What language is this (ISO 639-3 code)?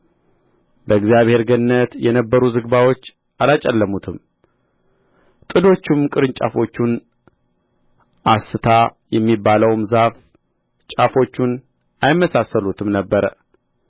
amh